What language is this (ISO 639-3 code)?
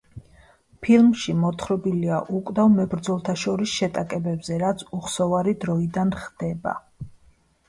kat